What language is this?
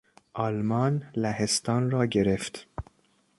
Persian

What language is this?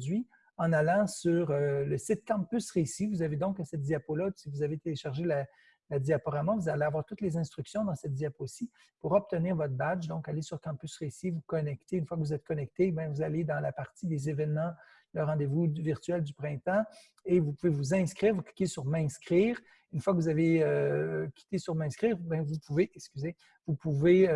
French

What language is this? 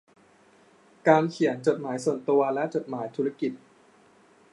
Thai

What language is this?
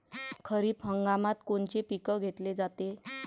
Marathi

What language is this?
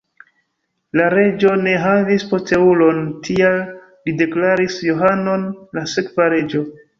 Esperanto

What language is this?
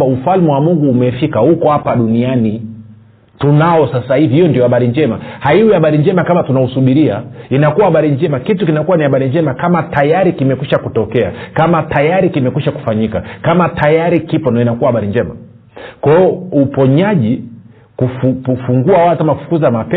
Swahili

